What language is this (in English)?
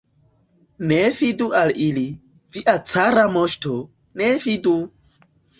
Esperanto